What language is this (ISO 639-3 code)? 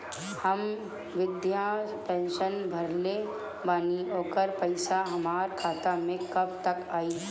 bho